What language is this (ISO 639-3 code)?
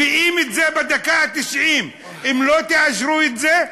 heb